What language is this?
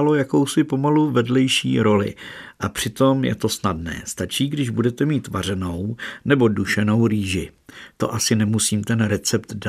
Czech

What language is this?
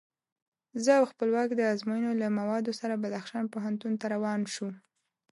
Pashto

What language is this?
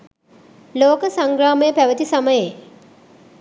Sinhala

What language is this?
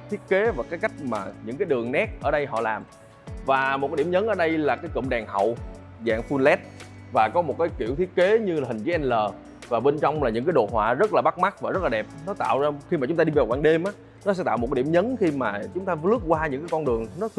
Vietnamese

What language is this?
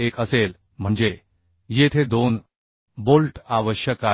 Marathi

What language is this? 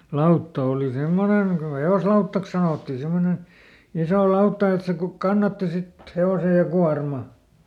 Finnish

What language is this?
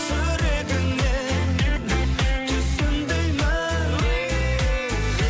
Kazakh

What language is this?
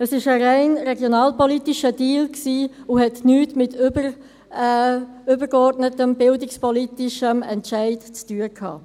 Swiss German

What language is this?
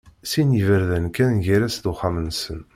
Kabyle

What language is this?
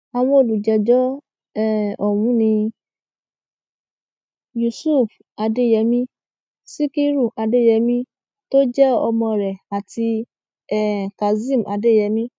Yoruba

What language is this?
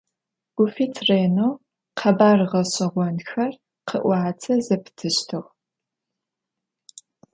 Adyghe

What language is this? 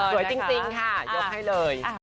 Thai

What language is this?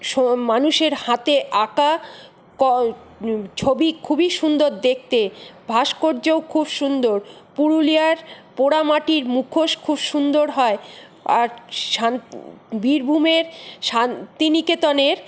Bangla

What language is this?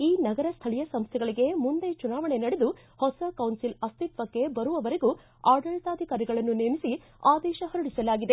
Kannada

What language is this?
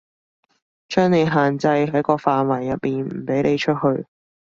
Cantonese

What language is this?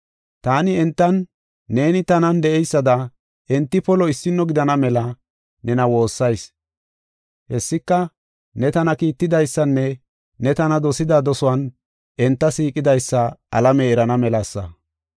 Gofa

